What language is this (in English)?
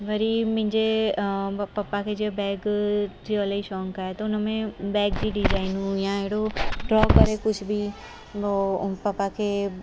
Sindhi